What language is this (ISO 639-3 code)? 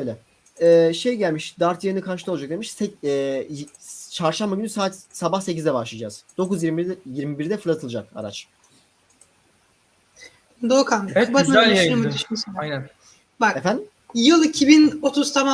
tur